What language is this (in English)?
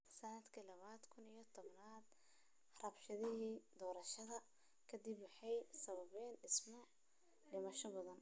Somali